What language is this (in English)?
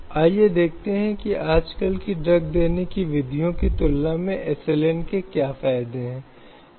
Hindi